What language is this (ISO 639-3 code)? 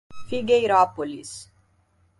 por